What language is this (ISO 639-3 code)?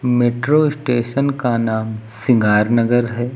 hin